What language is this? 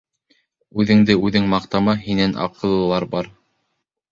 Bashkir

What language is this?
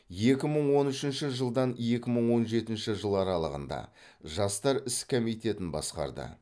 Kazakh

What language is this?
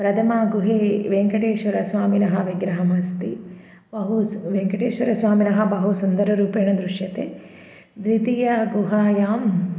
Sanskrit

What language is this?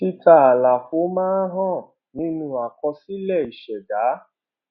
Yoruba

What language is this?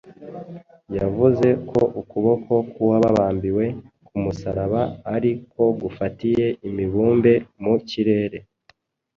Kinyarwanda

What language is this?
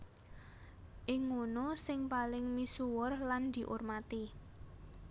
Javanese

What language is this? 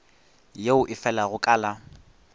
Northern Sotho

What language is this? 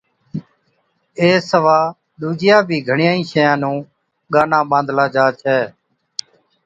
Od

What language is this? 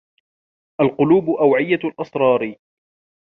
Arabic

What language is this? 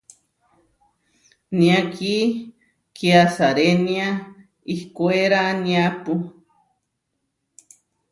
Huarijio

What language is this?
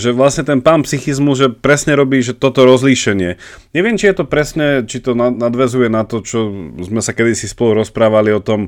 Slovak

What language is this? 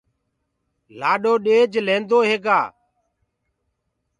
Gurgula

